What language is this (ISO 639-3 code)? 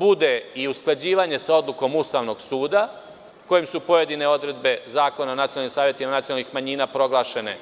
srp